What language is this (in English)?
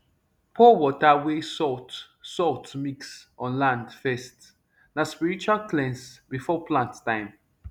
Nigerian Pidgin